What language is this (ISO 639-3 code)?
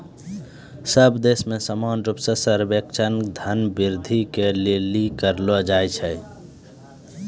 mai